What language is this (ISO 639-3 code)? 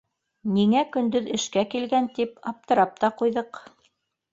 bak